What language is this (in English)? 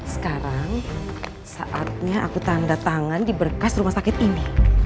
Indonesian